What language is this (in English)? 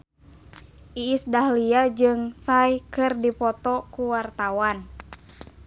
Sundanese